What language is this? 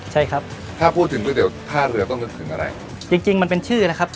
Thai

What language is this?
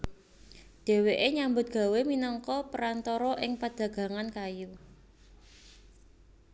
Javanese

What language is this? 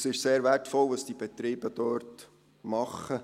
Swiss German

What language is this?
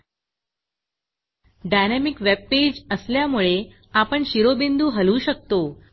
Marathi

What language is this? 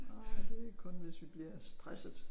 Danish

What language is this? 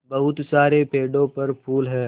Hindi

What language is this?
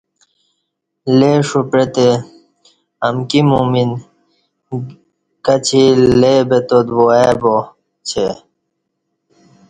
Kati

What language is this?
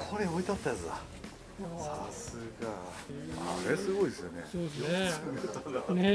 Japanese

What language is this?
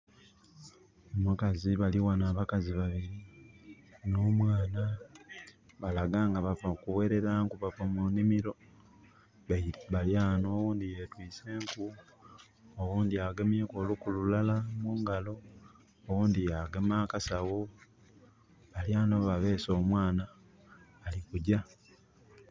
Soga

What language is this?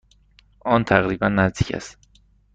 Persian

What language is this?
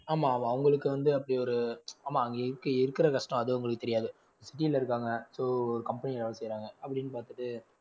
Tamil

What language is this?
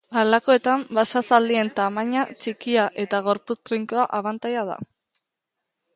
Basque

